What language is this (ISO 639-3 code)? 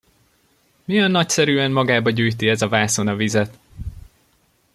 hun